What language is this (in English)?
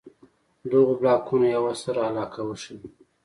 Pashto